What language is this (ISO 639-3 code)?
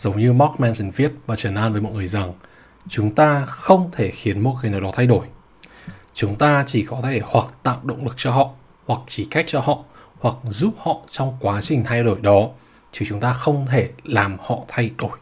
vie